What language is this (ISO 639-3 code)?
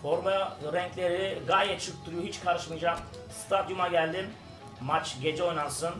tur